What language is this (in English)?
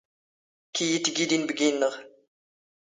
Standard Moroccan Tamazight